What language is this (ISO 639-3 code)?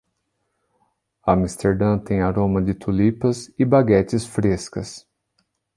por